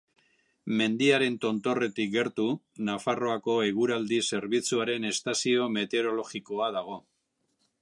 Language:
Basque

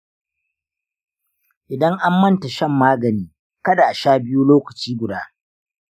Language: Hausa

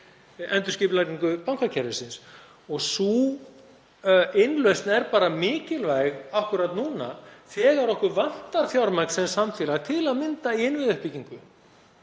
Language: Icelandic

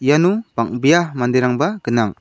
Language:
Garo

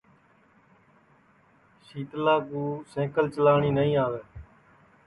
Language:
Sansi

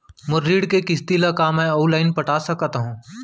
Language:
Chhattisgarhi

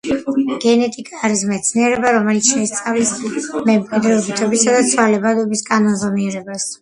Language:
Georgian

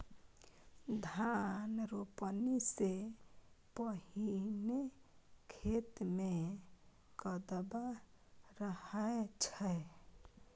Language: Maithili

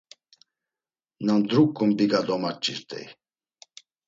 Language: Laz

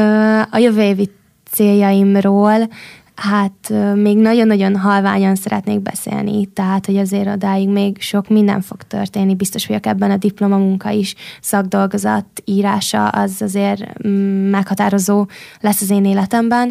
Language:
Hungarian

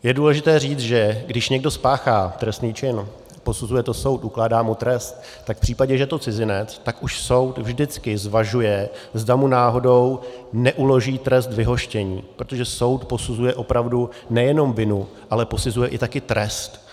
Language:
Czech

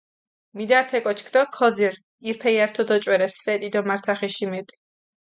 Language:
Mingrelian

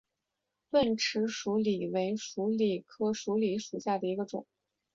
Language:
Chinese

